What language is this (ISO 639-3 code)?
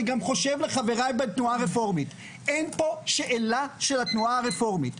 heb